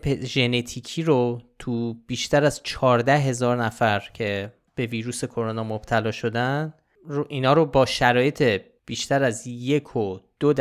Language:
Persian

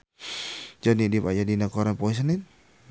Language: Sundanese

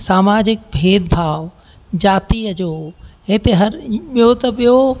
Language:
Sindhi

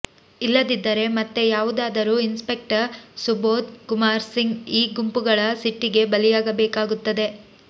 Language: Kannada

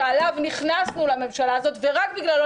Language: Hebrew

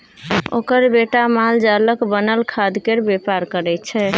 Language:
Maithili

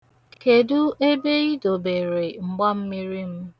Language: Igbo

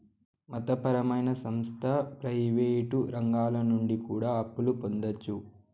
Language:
Telugu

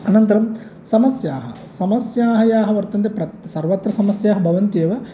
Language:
Sanskrit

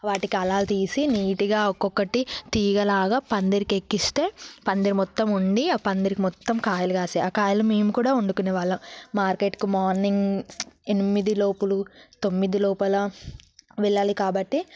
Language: Telugu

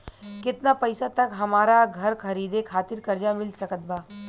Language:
Bhojpuri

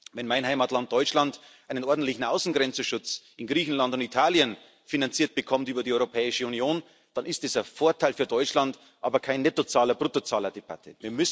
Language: German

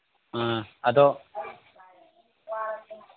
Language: Manipuri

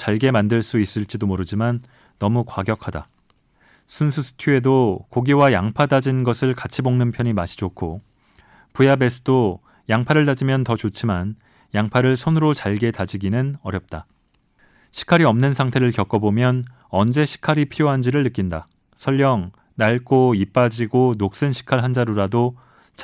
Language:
Korean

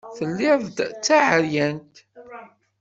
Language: Kabyle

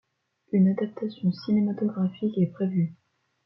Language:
French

